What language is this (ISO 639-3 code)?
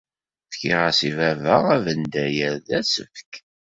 kab